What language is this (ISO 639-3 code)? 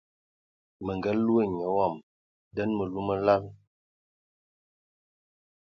ewo